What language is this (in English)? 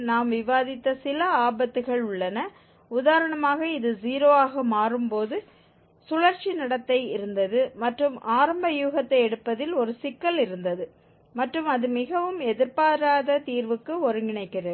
Tamil